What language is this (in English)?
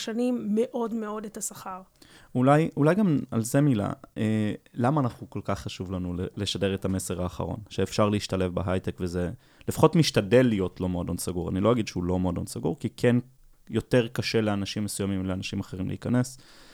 Hebrew